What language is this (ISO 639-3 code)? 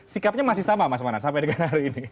ind